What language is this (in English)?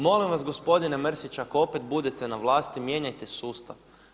Croatian